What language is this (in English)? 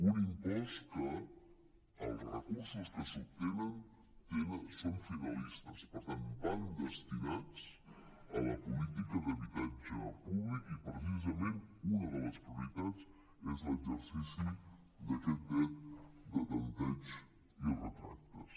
Catalan